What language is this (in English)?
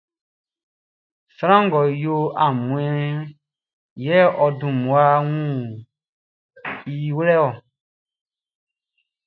Baoulé